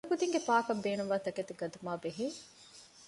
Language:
Divehi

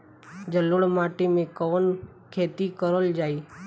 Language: Bhojpuri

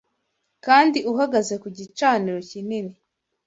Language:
Kinyarwanda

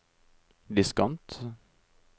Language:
Norwegian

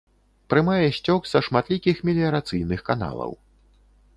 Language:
Belarusian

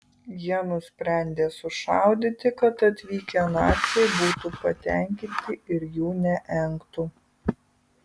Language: Lithuanian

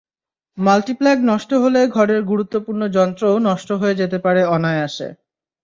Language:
Bangla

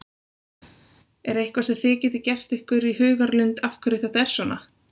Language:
Icelandic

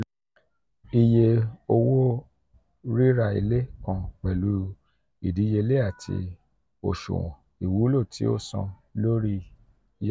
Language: Yoruba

